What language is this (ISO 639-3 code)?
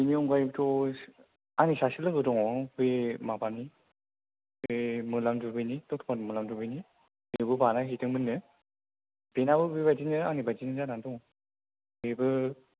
brx